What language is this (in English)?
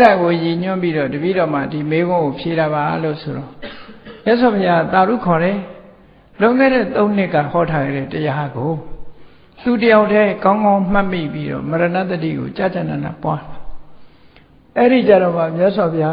Vietnamese